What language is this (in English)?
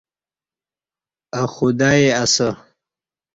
Kati